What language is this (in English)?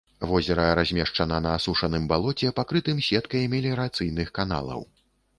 Belarusian